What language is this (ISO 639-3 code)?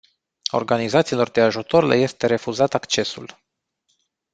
ron